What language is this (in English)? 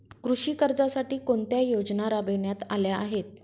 Marathi